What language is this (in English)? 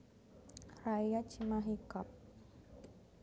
Javanese